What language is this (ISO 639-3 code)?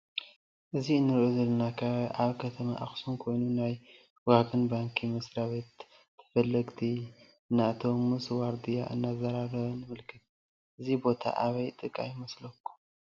tir